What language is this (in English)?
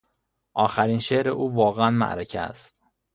Persian